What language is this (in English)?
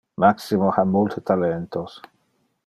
Interlingua